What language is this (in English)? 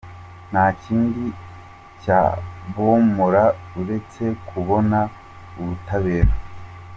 Kinyarwanda